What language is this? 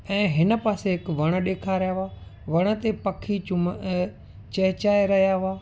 Sindhi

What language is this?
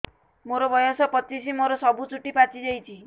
Odia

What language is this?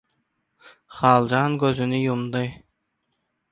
Turkmen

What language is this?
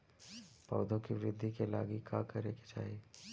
Bhojpuri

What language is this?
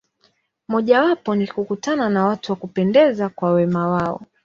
Swahili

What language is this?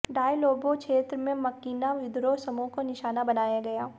Hindi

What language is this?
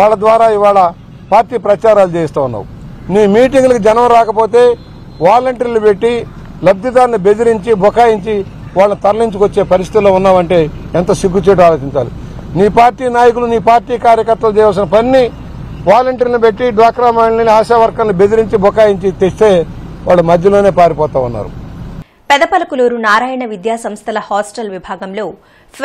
Telugu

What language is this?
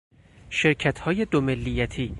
Persian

